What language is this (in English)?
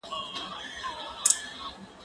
Pashto